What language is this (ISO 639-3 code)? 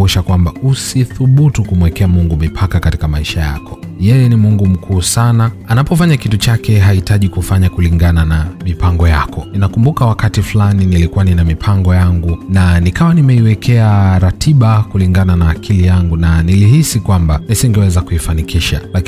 swa